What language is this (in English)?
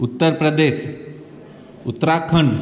Sindhi